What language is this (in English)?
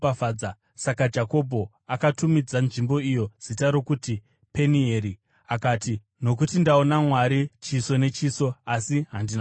Shona